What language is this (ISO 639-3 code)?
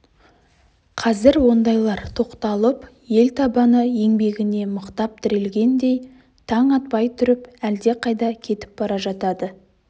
kaz